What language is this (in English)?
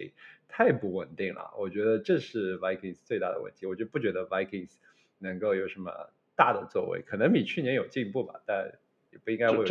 Chinese